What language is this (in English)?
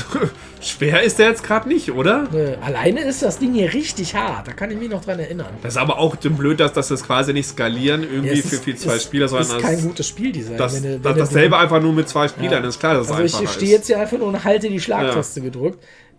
German